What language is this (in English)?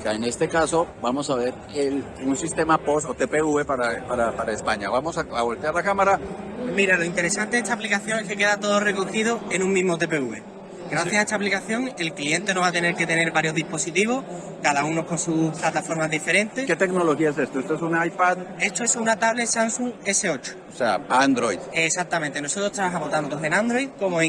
Spanish